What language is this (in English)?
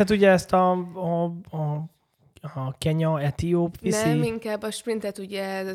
Hungarian